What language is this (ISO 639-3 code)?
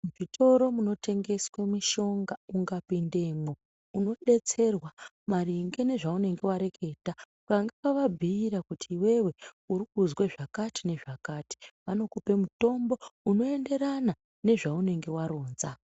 ndc